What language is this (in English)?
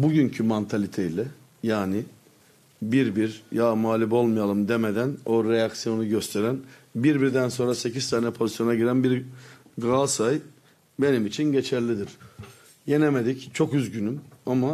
Turkish